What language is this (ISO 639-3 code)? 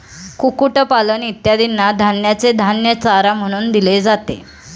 mar